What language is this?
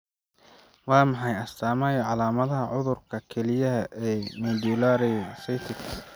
Somali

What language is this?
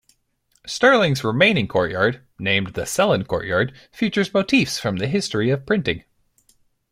English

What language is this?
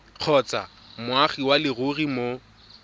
Tswana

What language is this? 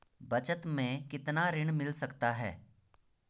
Hindi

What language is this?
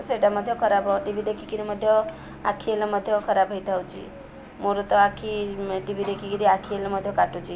Odia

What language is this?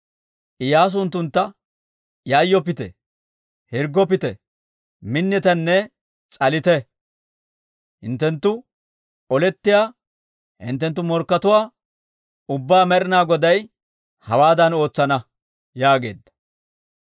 Dawro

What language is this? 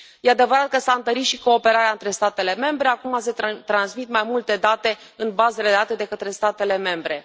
Romanian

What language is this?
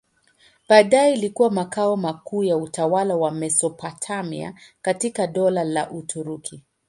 Swahili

